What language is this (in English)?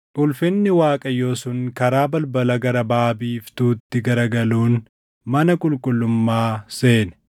Oromo